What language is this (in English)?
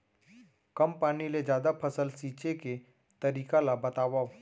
Chhattisgarhi